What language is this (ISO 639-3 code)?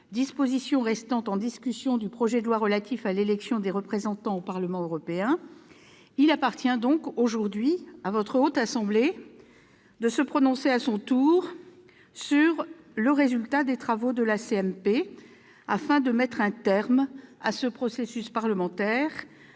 fra